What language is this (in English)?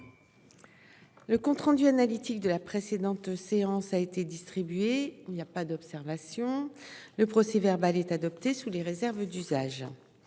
French